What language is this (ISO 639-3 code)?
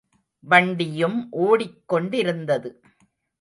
tam